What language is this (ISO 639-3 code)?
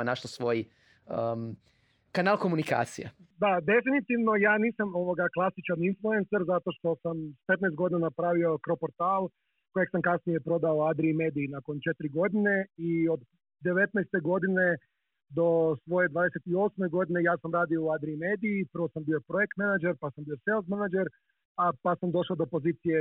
hrv